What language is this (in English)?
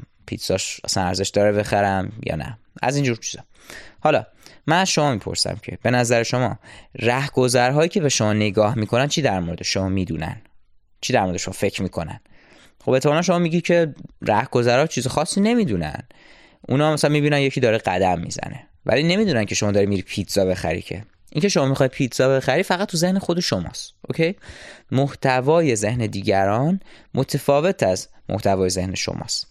Persian